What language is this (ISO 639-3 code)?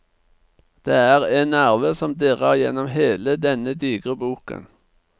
nor